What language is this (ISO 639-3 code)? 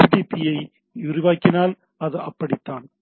tam